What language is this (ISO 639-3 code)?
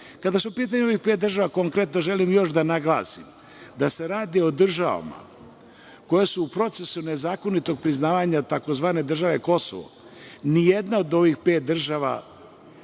srp